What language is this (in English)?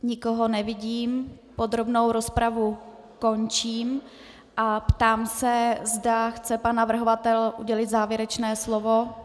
Czech